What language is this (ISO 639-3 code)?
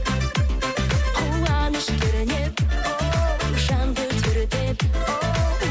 kaz